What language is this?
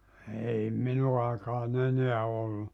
Finnish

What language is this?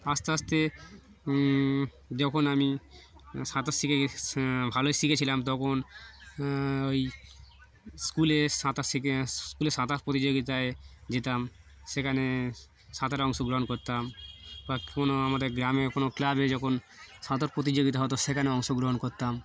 Bangla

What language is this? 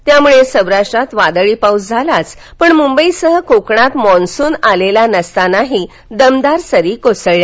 Marathi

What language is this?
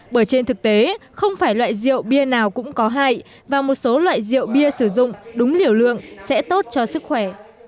Vietnamese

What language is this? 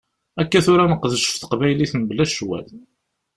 Kabyle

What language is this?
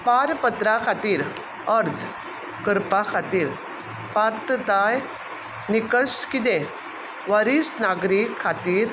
Konkani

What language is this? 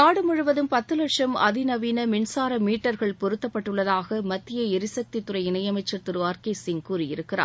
Tamil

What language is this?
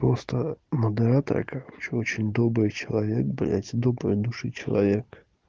Russian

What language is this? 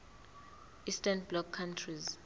Zulu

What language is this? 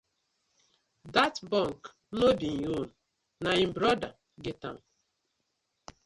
Nigerian Pidgin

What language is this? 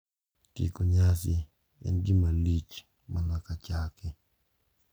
Luo (Kenya and Tanzania)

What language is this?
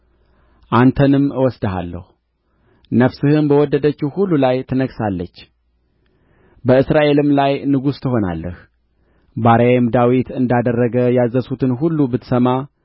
Amharic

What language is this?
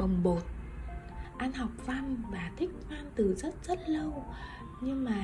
Vietnamese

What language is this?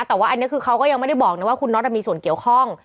Thai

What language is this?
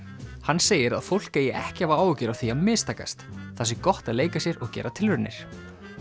Icelandic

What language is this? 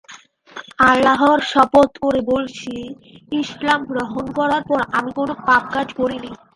Bangla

